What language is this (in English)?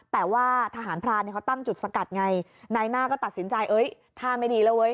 Thai